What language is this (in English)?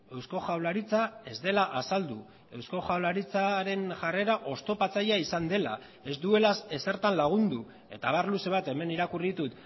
Basque